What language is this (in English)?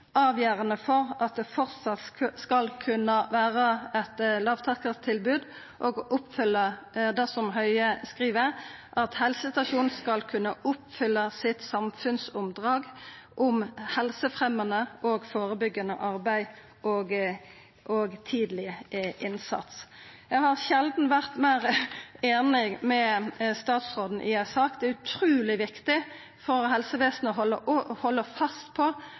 Norwegian Nynorsk